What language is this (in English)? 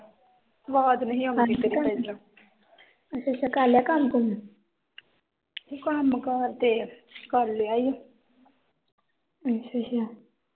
Punjabi